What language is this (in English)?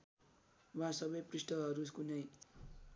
Nepali